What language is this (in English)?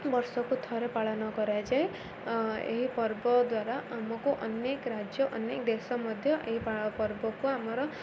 Odia